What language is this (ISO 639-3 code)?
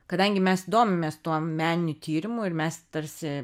lit